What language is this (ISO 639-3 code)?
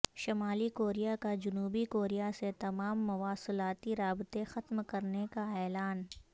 urd